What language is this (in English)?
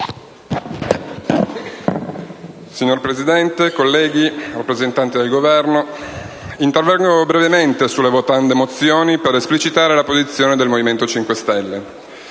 Italian